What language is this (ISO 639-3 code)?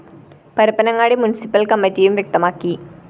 mal